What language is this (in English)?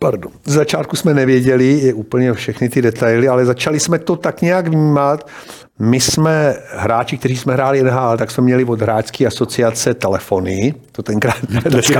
Czech